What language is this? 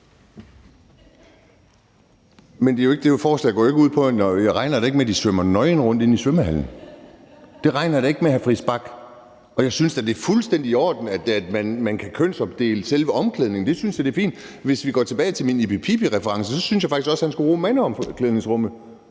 Danish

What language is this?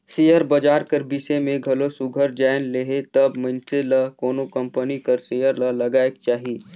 Chhattisgarhi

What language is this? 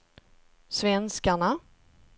Swedish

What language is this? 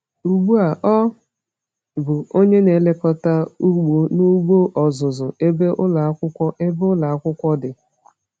Igbo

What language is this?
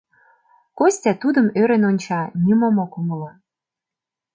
Mari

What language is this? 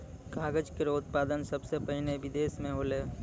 Maithili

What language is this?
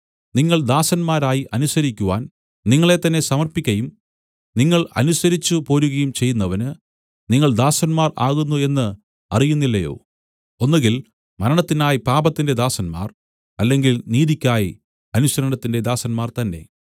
Malayalam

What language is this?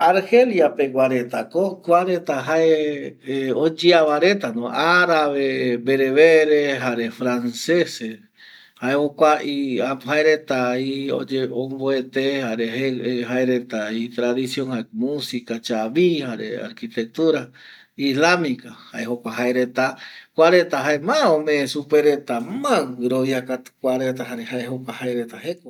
Eastern Bolivian Guaraní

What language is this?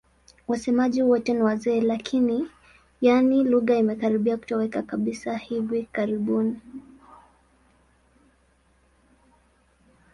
Swahili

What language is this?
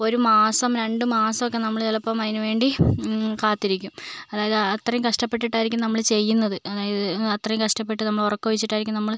Malayalam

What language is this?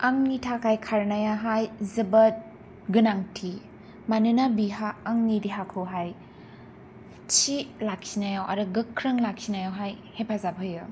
Bodo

